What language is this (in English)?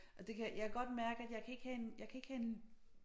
Danish